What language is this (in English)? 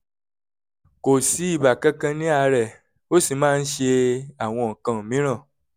Yoruba